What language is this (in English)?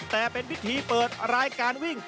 Thai